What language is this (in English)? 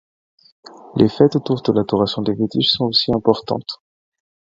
French